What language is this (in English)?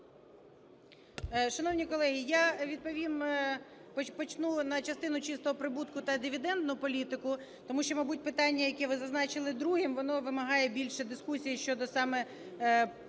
Ukrainian